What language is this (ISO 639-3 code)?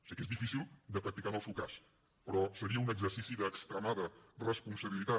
cat